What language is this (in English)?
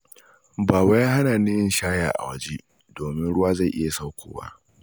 Hausa